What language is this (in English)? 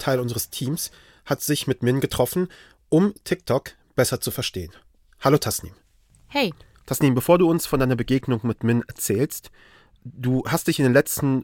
German